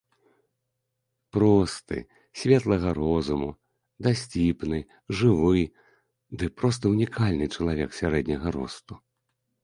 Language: Belarusian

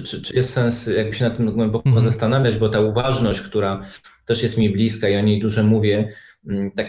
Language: Polish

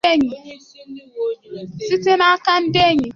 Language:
Igbo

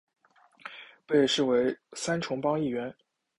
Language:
Chinese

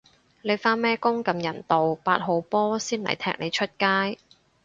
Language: Cantonese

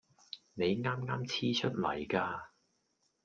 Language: Cantonese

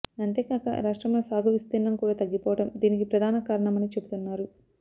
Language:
Telugu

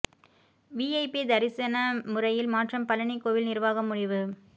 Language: Tamil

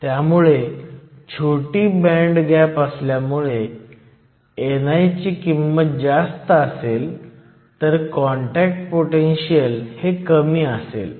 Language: Marathi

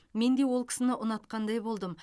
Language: Kazakh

